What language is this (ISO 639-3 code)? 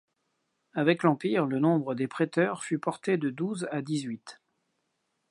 fra